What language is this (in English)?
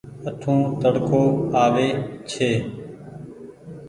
Goaria